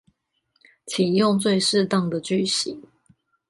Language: Chinese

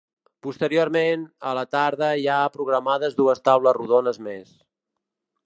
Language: Catalan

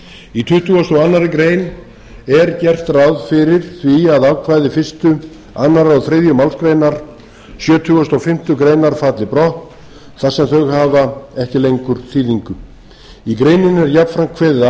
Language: Icelandic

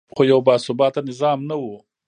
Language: Pashto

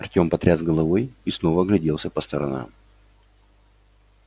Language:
Russian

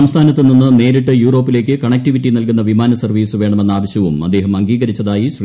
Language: Malayalam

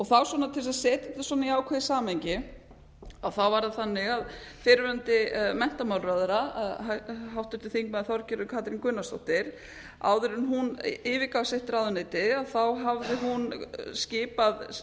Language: Icelandic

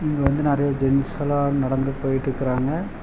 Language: Tamil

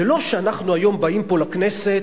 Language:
Hebrew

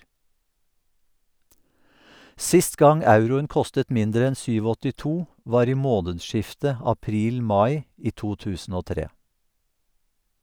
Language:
Norwegian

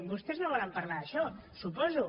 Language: Catalan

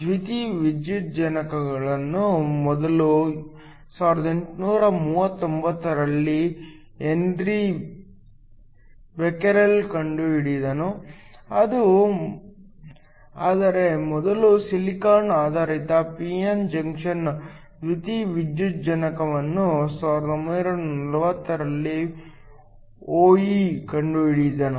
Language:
Kannada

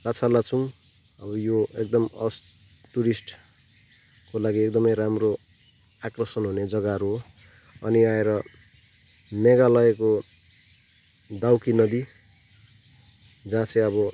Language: Nepali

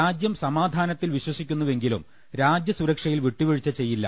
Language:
Malayalam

